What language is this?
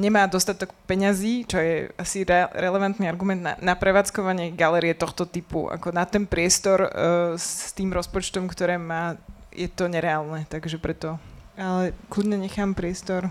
Slovak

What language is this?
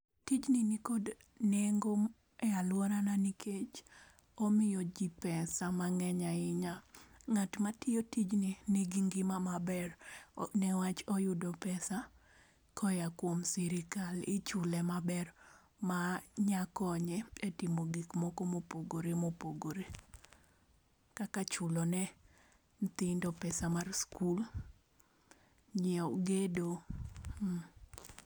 Luo (Kenya and Tanzania)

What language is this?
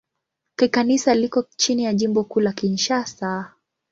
Swahili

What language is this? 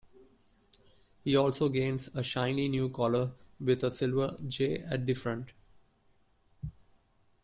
English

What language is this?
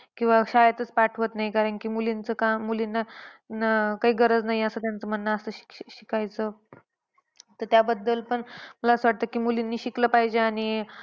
Marathi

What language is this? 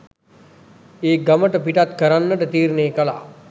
Sinhala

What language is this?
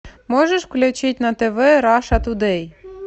Russian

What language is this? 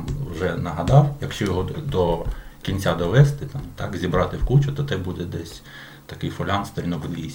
Ukrainian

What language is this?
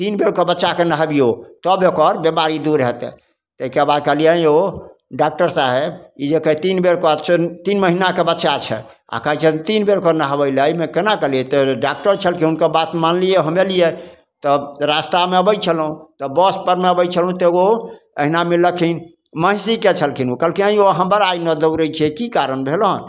Maithili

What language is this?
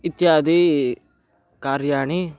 Sanskrit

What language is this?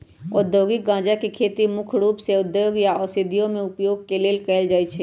Magahi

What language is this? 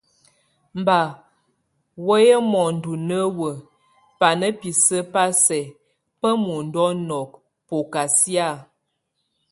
Tunen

